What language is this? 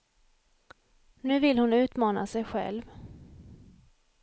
Swedish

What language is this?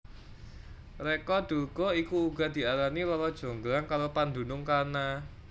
Javanese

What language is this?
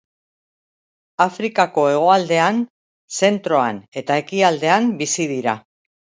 Basque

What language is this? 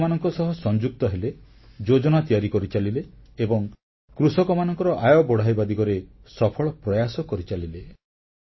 Odia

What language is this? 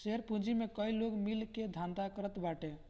Bhojpuri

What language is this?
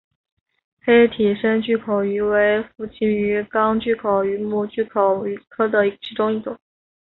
Chinese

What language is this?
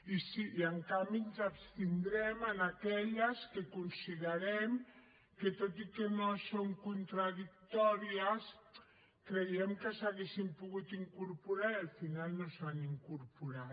Catalan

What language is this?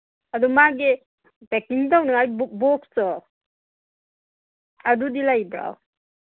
Manipuri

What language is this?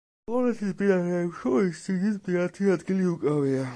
Georgian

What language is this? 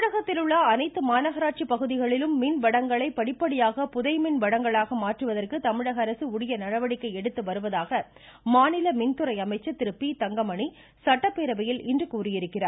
Tamil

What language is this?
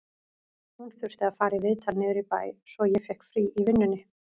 Icelandic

